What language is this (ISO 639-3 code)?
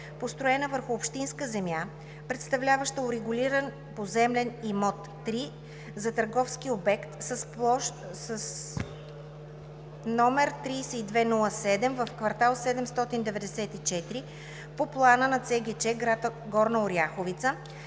bul